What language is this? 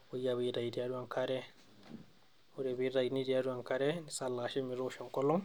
Masai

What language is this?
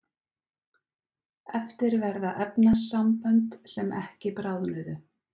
Icelandic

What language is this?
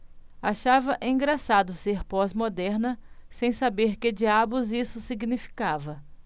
Portuguese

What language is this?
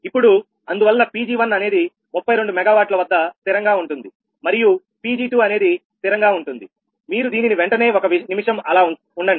Telugu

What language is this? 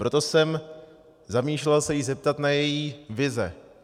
Czech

